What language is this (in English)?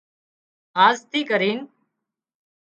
Wadiyara Koli